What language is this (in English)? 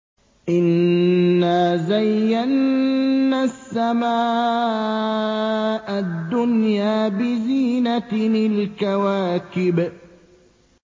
Arabic